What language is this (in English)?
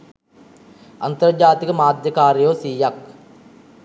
Sinhala